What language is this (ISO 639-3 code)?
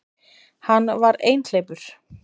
isl